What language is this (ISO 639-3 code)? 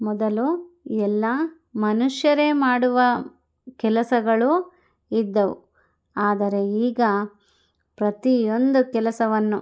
kan